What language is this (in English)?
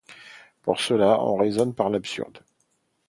French